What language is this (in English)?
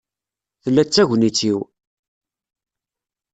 Kabyle